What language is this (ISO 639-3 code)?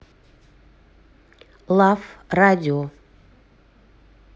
rus